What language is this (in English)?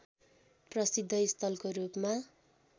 Nepali